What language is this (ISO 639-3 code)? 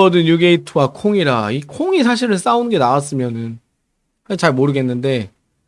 kor